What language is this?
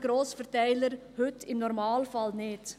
Swiss German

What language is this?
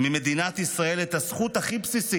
Hebrew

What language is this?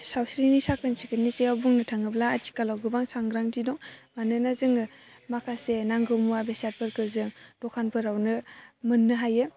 Bodo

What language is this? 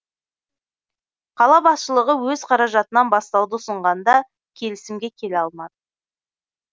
Kazakh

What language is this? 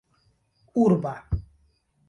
Esperanto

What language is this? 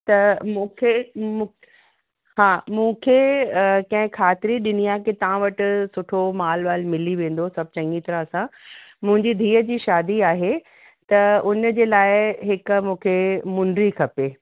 Sindhi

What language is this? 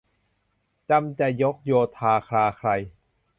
Thai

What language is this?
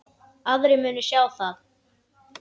Icelandic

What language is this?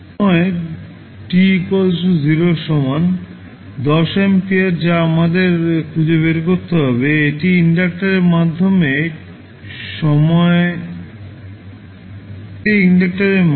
Bangla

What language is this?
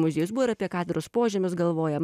Lithuanian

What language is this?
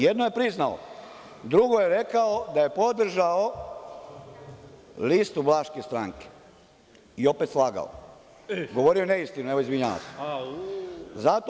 Serbian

